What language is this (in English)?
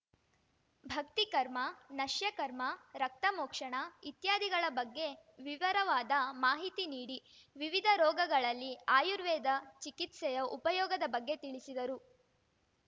Kannada